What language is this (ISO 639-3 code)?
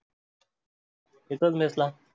mar